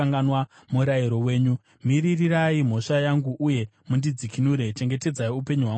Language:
Shona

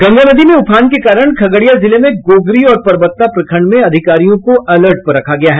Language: Hindi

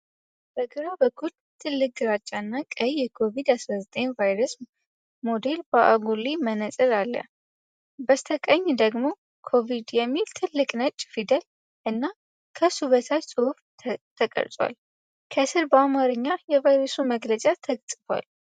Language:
Amharic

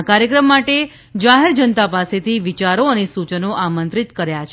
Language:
Gujarati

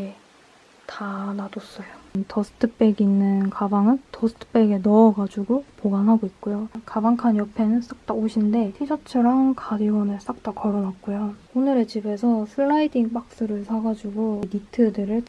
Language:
Korean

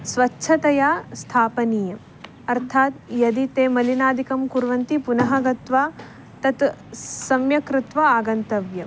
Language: Sanskrit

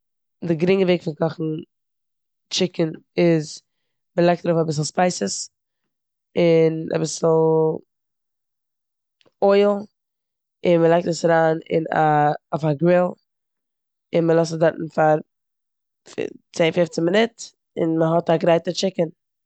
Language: Yiddish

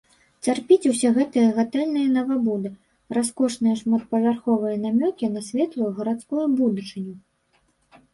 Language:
Belarusian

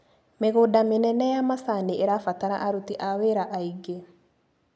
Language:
Kikuyu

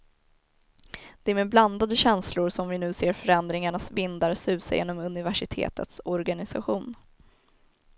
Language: Swedish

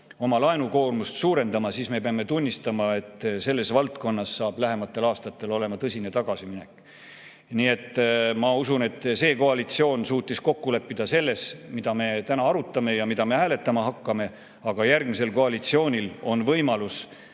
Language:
Estonian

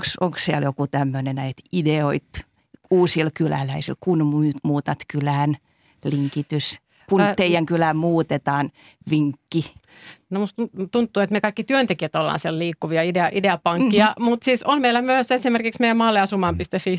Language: Finnish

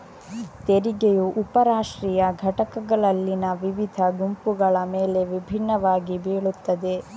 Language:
Kannada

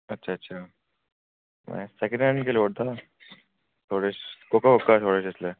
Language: Dogri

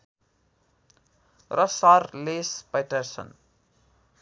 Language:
Nepali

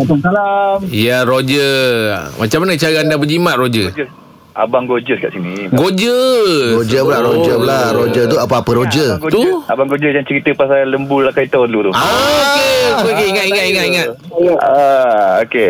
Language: Malay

